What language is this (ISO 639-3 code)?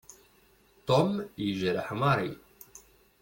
kab